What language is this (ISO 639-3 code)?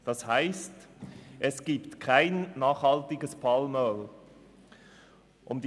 gsw